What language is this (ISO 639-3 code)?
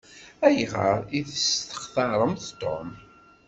kab